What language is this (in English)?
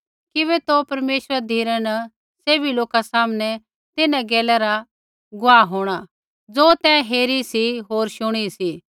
Kullu Pahari